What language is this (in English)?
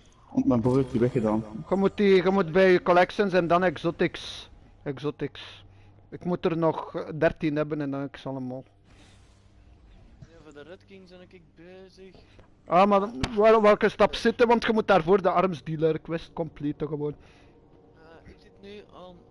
Dutch